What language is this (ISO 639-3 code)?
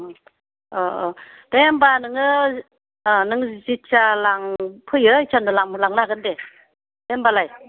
brx